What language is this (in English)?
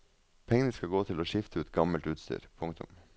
Norwegian